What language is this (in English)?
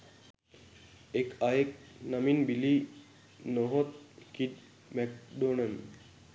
Sinhala